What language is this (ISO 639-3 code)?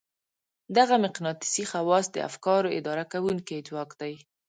pus